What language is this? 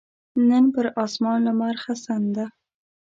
Pashto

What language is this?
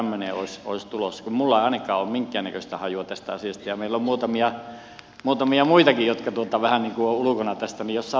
Finnish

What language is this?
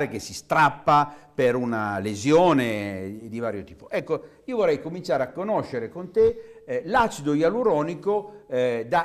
Italian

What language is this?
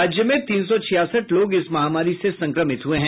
Hindi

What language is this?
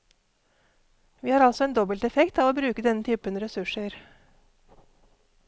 Norwegian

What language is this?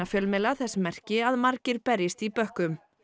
Icelandic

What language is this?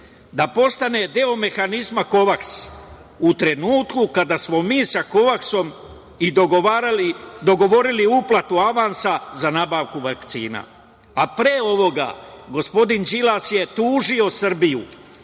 Serbian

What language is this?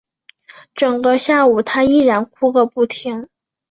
Chinese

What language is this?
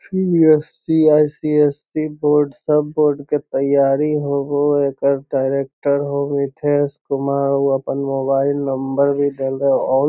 Magahi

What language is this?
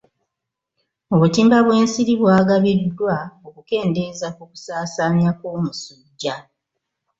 Ganda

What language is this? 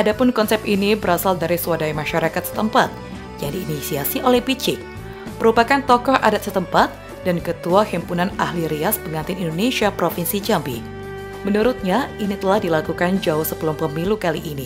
Indonesian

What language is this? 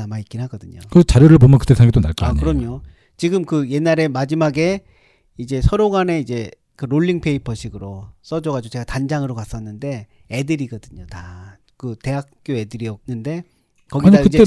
Korean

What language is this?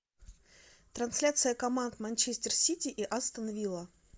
Russian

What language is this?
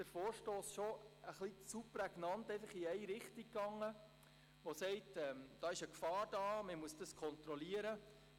Swiss German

